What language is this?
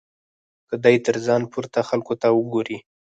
Pashto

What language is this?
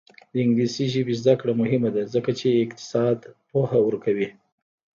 Pashto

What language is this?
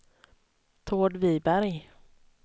Swedish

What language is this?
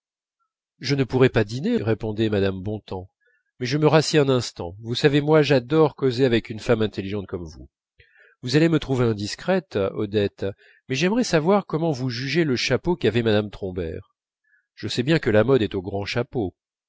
French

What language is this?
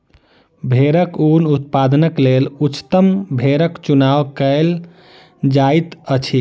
Maithili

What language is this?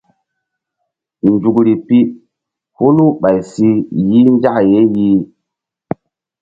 Mbum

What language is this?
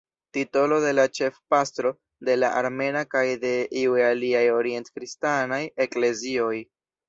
Esperanto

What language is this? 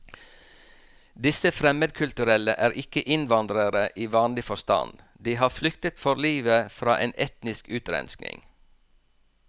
Norwegian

